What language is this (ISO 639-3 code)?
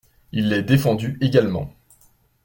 fra